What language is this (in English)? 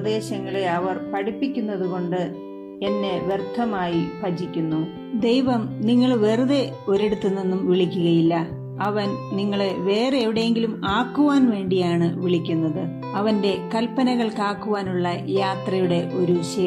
Malayalam